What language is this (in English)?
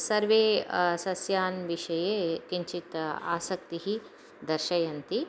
Sanskrit